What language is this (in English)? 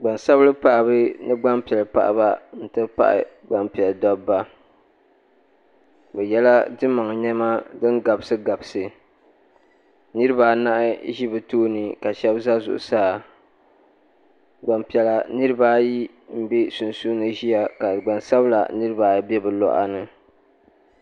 Dagbani